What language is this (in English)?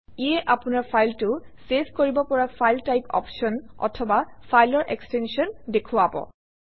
Assamese